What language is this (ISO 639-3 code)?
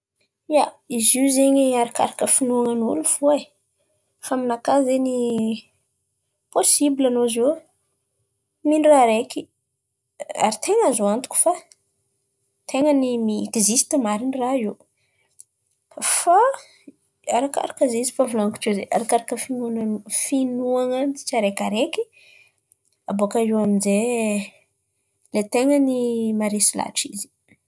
xmv